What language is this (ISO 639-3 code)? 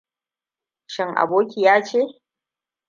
hau